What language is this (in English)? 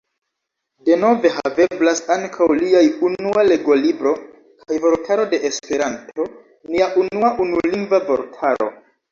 Esperanto